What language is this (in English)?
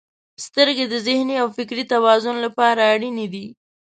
Pashto